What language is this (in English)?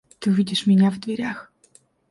Russian